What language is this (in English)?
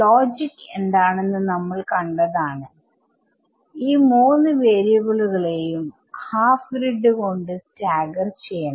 Malayalam